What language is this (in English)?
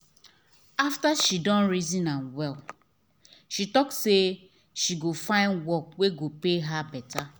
Nigerian Pidgin